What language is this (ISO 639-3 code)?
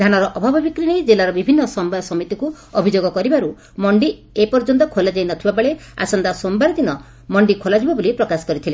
ori